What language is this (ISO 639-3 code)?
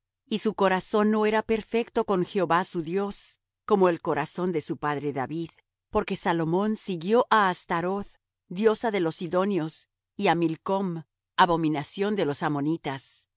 spa